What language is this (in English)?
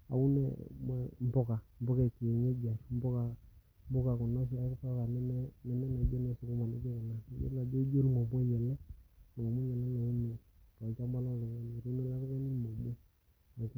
Masai